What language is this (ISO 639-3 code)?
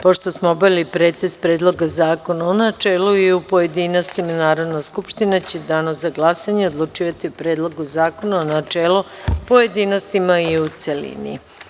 srp